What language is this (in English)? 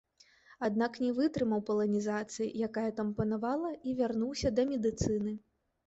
Belarusian